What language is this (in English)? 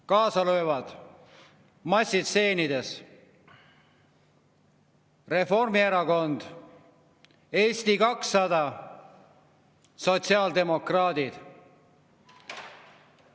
Estonian